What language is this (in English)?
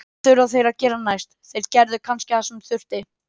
Icelandic